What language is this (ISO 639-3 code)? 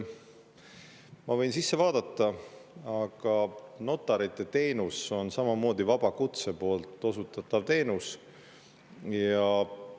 est